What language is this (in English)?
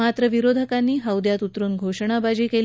Marathi